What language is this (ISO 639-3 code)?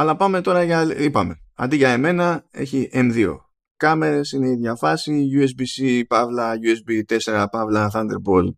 ell